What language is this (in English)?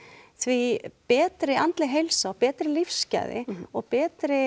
Icelandic